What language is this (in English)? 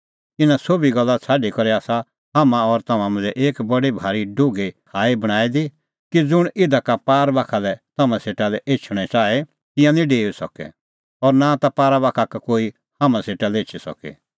Kullu Pahari